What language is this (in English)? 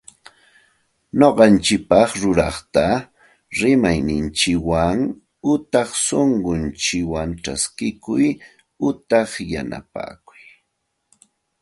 Santa Ana de Tusi Pasco Quechua